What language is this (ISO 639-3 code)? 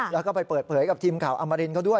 tha